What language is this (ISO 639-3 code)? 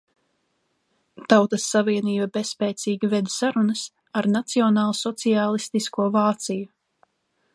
lav